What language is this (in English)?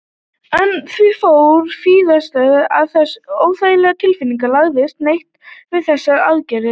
Icelandic